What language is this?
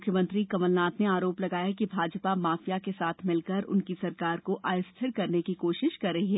Hindi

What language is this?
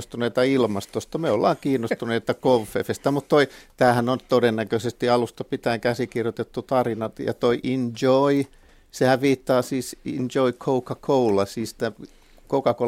Finnish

